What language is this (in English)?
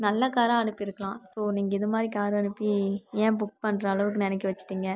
Tamil